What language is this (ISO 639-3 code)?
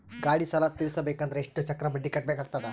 kan